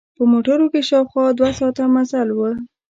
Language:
Pashto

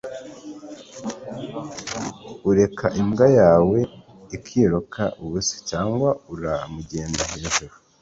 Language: Kinyarwanda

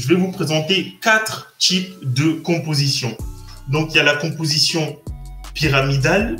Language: French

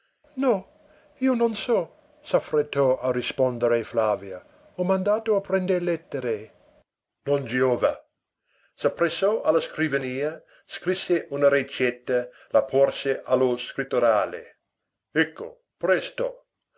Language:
Italian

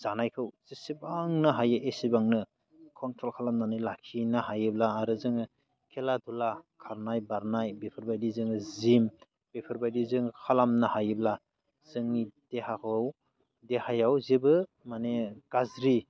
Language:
Bodo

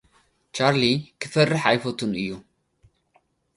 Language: Tigrinya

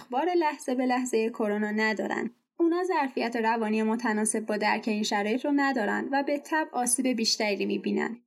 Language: Persian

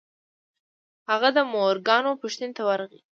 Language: Pashto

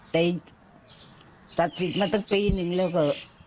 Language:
Thai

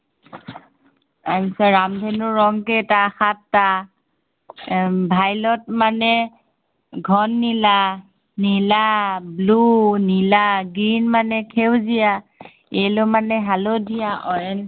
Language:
Assamese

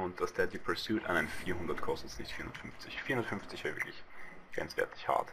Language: German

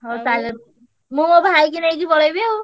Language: Odia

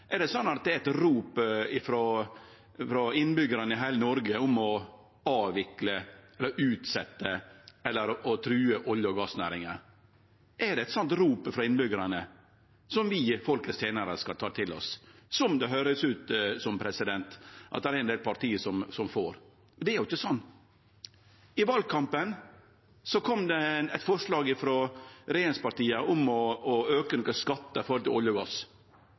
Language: Norwegian Nynorsk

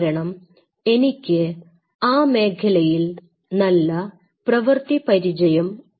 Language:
Malayalam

